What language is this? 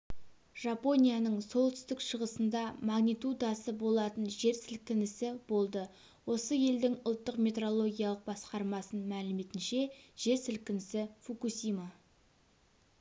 Kazakh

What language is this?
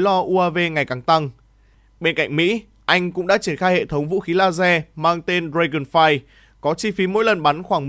Vietnamese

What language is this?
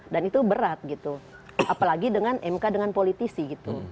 Indonesian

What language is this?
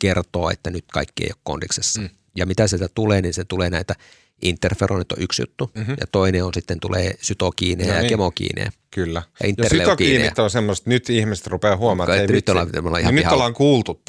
Finnish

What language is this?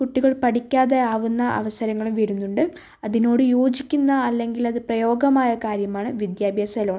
Malayalam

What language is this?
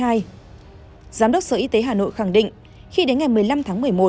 Vietnamese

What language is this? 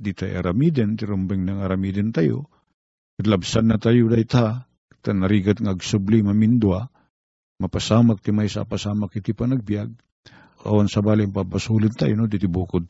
Filipino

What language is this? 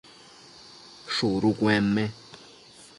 Matsés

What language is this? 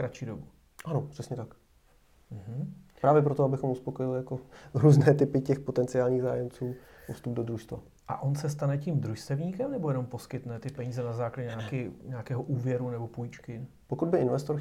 Czech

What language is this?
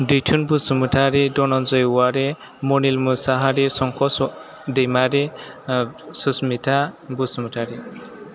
Bodo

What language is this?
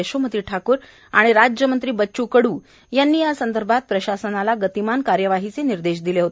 Marathi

